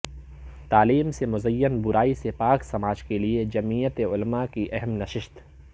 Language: Urdu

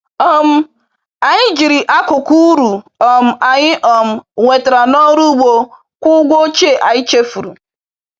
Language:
Igbo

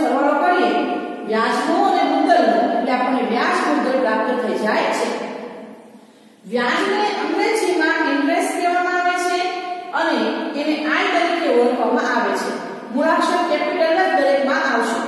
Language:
Romanian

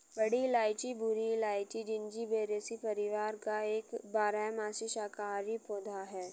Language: Hindi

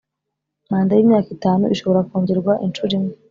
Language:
Kinyarwanda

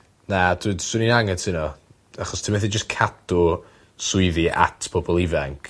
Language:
Welsh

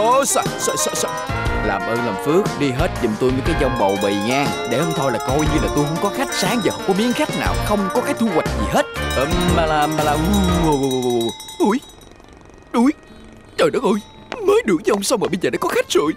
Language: Vietnamese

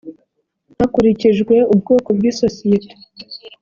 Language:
Kinyarwanda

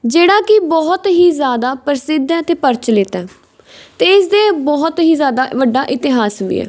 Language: Punjabi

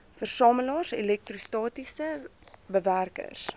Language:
Afrikaans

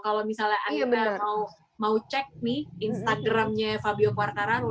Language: Indonesian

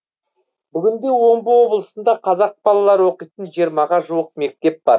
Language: Kazakh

